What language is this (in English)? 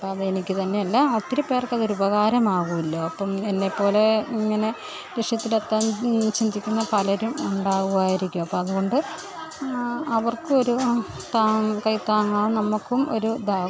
Malayalam